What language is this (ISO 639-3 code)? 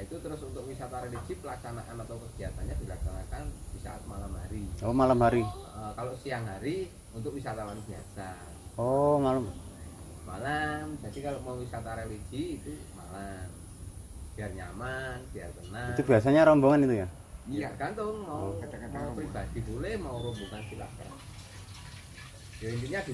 ind